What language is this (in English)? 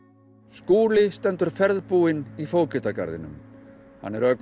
Icelandic